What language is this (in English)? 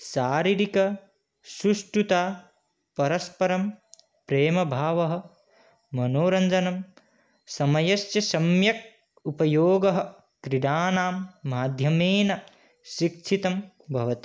Sanskrit